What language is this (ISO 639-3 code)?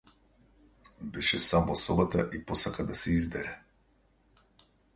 mkd